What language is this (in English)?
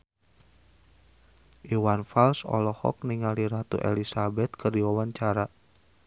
Sundanese